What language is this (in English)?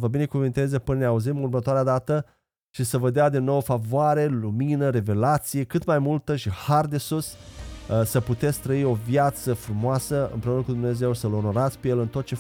Romanian